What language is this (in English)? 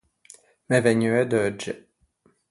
Ligurian